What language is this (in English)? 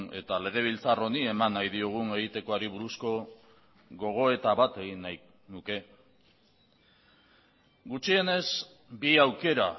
Basque